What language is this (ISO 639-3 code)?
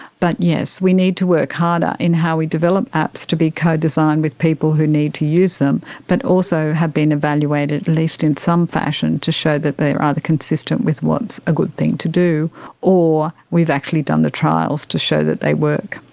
eng